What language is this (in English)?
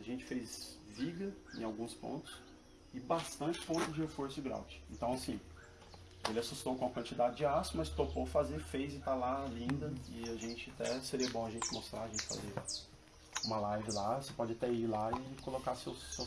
Portuguese